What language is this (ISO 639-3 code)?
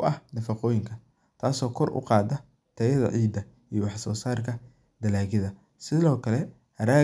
som